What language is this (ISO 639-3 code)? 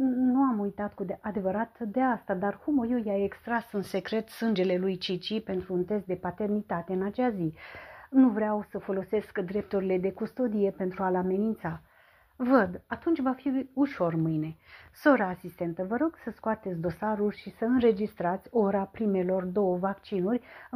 ron